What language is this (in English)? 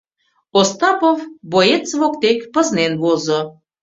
Mari